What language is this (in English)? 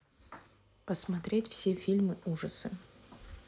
Russian